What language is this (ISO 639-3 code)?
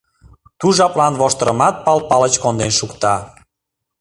chm